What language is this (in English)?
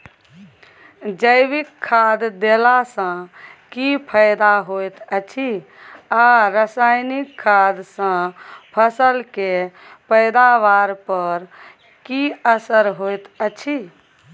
Maithili